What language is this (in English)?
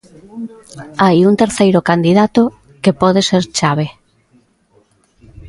Galician